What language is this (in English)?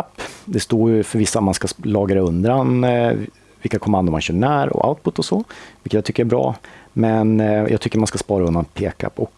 Swedish